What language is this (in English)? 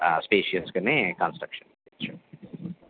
Telugu